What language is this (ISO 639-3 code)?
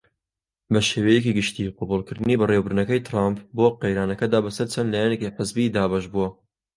ckb